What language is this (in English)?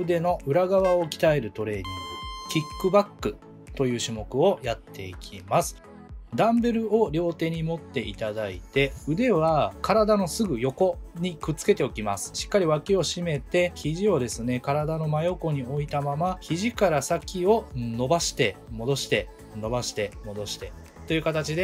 Japanese